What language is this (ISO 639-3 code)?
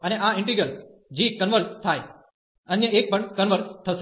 guj